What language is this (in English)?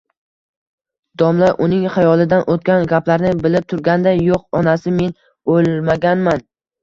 Uzbek